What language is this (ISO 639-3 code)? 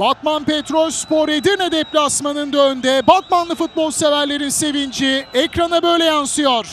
tur